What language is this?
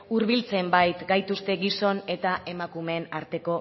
Basque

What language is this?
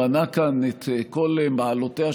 Hebrew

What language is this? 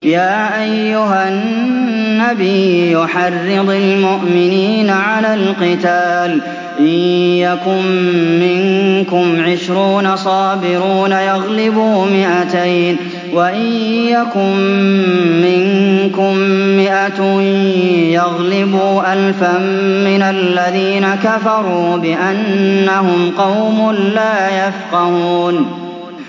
Arabic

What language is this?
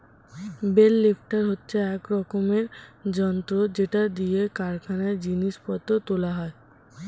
Bangla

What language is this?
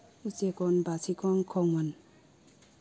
Manipuri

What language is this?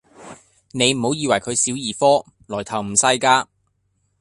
Cantonese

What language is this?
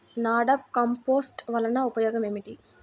Telugu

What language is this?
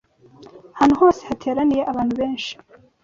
Kinyarwanda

